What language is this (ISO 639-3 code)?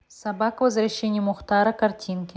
rus